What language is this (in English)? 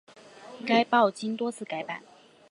Chinese